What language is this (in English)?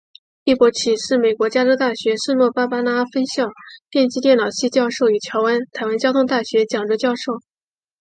Chinese